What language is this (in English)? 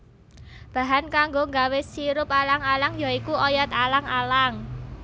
Javanese